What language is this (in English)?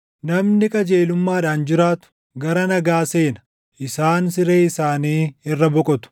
Oromo